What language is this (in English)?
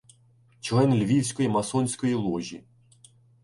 Ukrainian